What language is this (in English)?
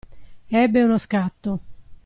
Italian